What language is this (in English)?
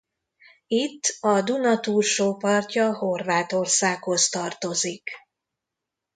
Hungarian